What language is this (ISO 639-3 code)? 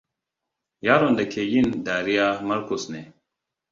hau